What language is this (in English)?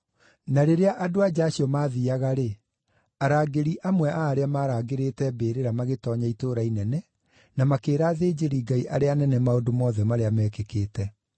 Kikuyu